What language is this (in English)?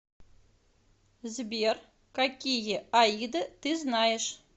Russian